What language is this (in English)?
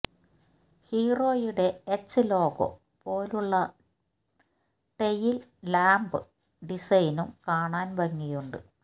Malayalam